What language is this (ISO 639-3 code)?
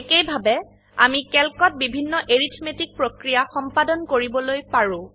asm